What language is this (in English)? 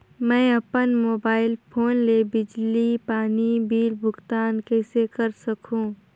Chhattisgarhi